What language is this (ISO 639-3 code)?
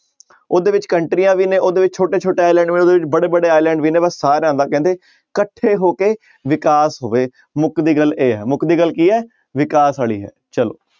pan